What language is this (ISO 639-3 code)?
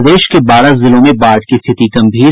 hin